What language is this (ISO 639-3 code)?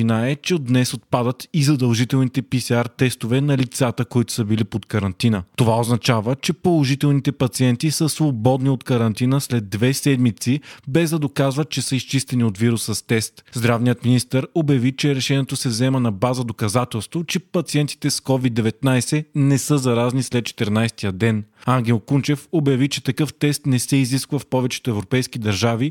bul